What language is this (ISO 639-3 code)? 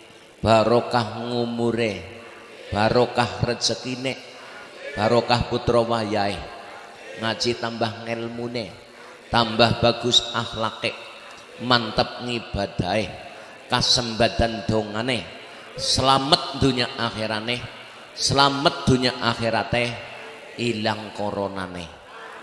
ind